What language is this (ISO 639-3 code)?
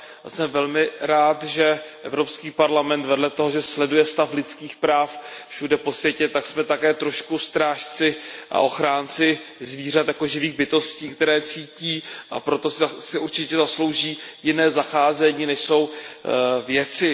ces